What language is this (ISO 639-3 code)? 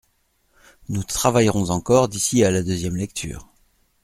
fra